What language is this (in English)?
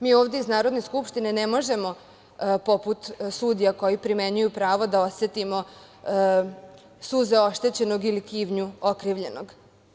Serbian